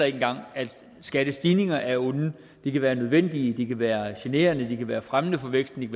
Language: Danish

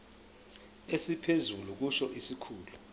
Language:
Zulu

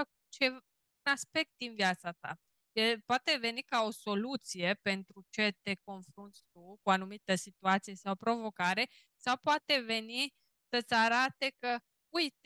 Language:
Romanian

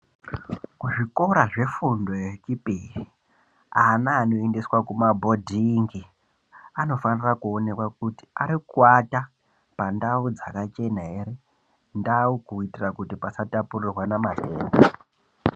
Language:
Ndau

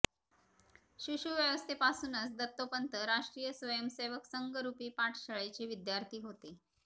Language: Marathi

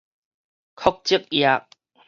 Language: Min Nan Chinese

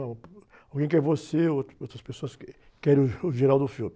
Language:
Portuguese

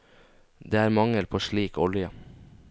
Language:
Norwegian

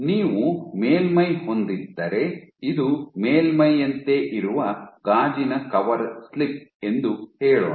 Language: Kannada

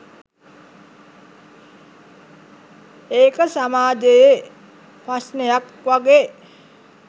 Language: Sinhala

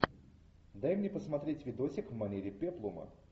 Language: Russian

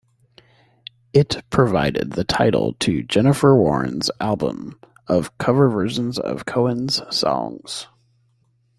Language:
English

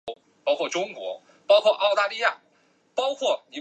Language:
Chinese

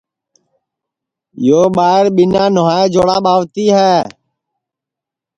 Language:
Sansi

